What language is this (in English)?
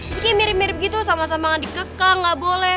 Indonesian